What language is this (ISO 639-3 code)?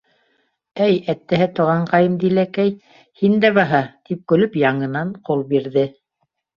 bak